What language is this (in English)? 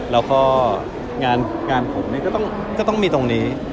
Thai